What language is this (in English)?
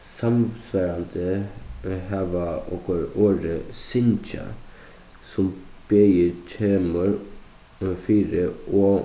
Faroese